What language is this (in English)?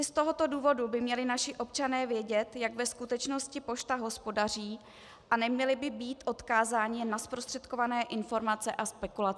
Czech